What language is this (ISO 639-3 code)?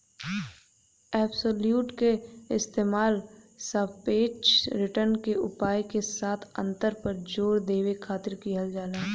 bho